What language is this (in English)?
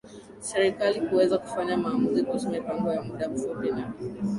Swahili